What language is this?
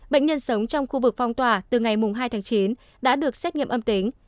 Vietnamese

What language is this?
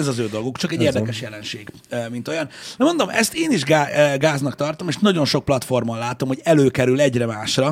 Hungarian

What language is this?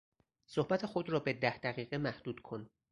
Persian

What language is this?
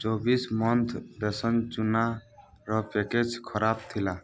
Odia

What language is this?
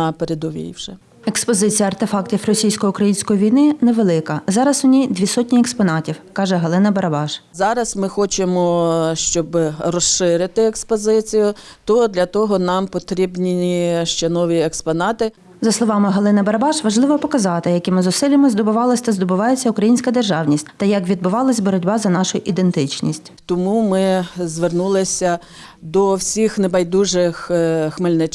Ukrainian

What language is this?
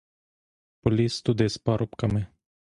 Ukrainian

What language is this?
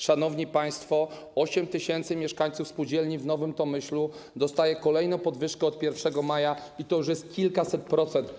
Polish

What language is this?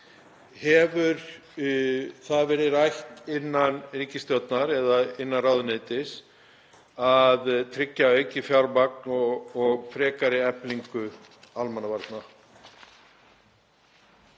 Icelandic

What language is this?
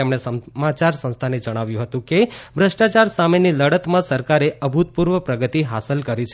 Gujarati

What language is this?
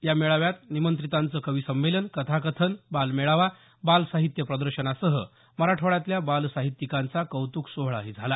Marathi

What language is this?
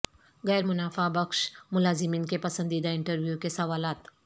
Urdu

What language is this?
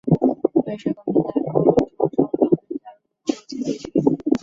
Chinese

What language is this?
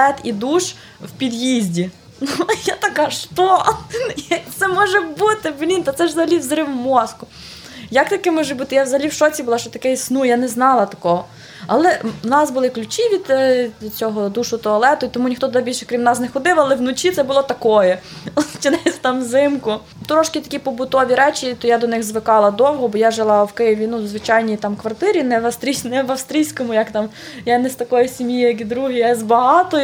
Ukrainian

